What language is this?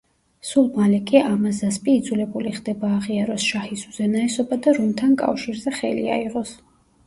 Georgian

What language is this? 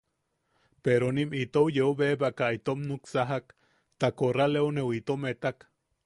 Yaqui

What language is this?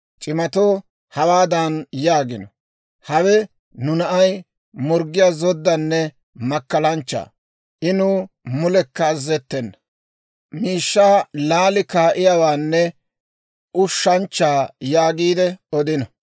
Dawro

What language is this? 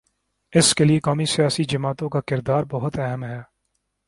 Urdu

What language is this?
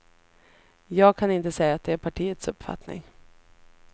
Swedish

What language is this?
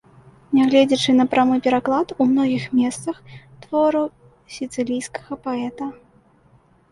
Belarusian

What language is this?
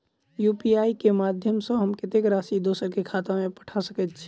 Maithili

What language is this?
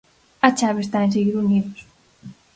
Galician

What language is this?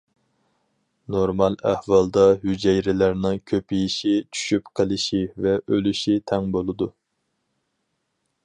Uyghur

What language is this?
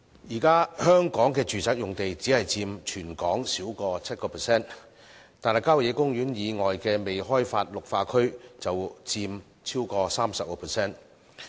Cantonese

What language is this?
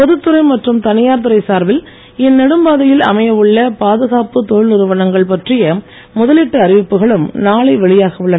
Tamil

